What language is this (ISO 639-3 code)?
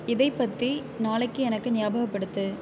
tam